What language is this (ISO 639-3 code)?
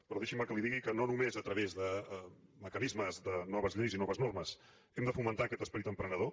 cat